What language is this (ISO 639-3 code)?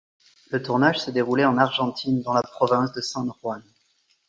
fra